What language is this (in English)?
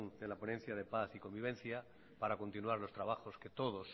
Spanish